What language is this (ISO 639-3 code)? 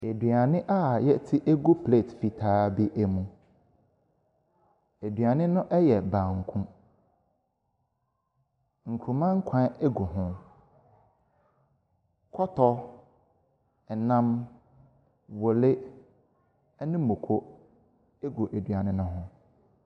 aka